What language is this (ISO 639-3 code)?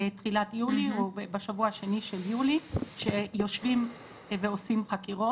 heb